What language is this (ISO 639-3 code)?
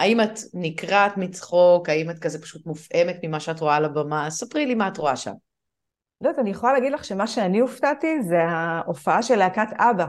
heb